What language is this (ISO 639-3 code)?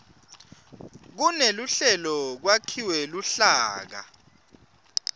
ssw